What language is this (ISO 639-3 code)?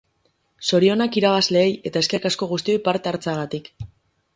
eus